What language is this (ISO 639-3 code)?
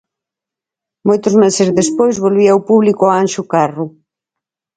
glg